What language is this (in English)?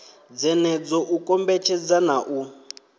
Venda